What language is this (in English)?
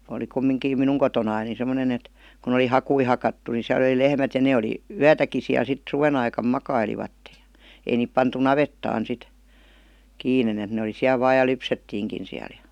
Finnish